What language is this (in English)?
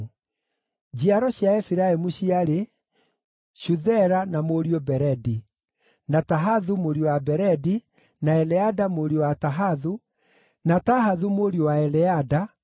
Kikuyu